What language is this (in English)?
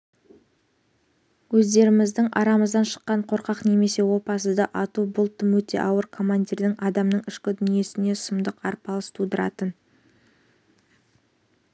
Kazakh